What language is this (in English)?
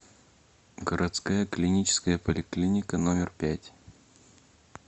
Russian